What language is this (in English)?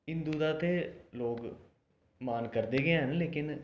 Dogri